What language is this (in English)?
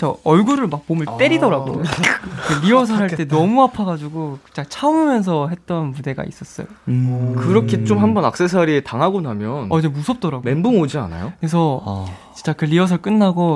Korean